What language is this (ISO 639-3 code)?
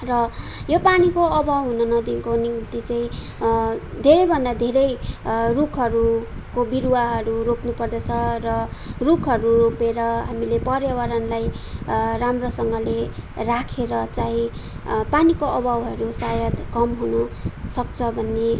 nep